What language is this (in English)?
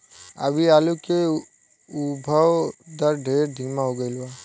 Bhojpuri